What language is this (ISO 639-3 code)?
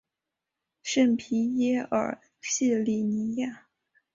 zho